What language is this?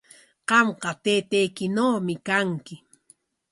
Corongo Ancash Quechua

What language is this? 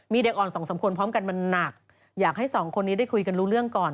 Thai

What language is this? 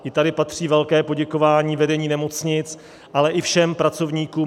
Czech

